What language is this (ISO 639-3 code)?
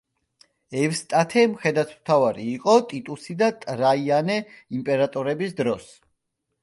kat